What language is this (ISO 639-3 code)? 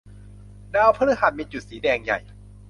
tha